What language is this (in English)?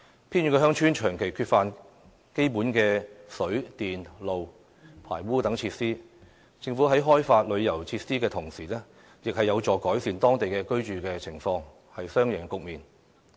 Cantonese